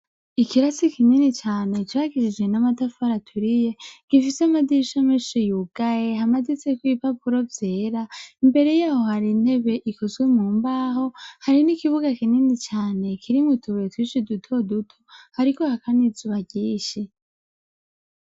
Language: Rundi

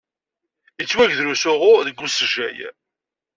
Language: Kabyle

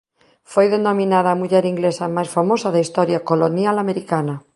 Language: Galician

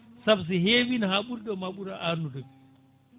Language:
Fula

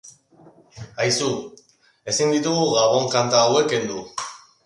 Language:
Basque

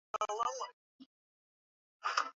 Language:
Swahili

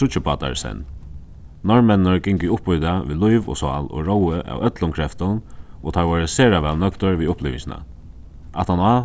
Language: Faroese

